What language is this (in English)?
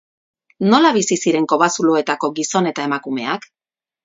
Basque